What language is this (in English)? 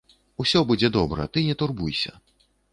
Belarusian